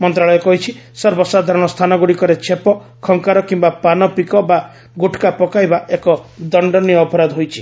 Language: Odia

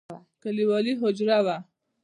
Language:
Pashto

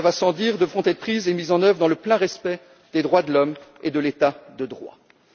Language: French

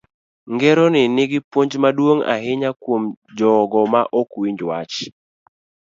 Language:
Luo (Kenya and Tanzania)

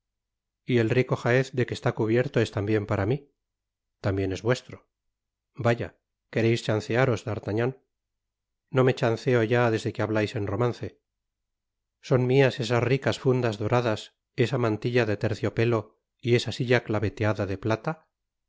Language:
Spanish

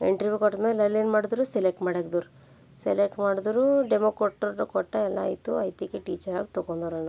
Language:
Kannada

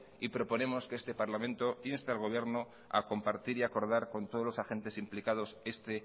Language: Spanish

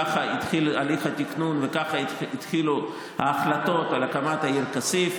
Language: Hebrew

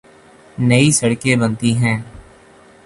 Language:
Urdu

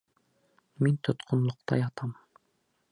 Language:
Bashkir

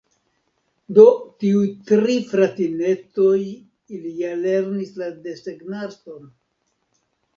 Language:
Esperanto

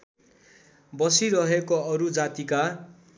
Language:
Nepali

